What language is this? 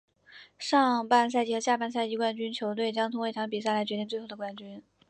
Chinese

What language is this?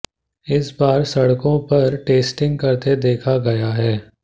Hindi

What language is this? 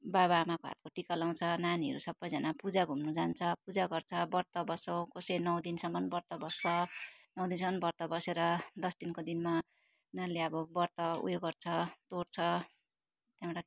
Nepali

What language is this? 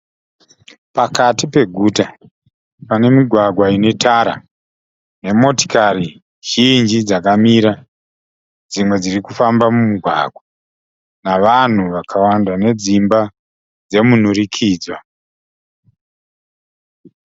Shona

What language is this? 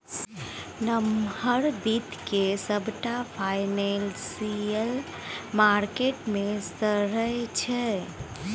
Maithili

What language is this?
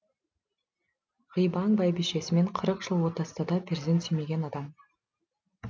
Kazakh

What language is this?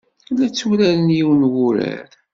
Kabyle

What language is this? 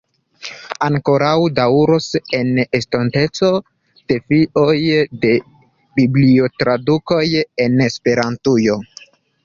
Esperanto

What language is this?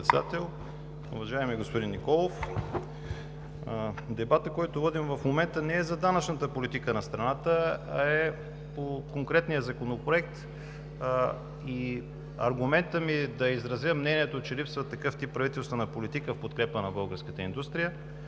Bulgarian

